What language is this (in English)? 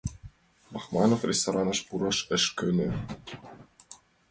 Mari